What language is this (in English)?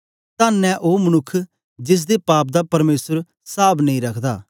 Dogri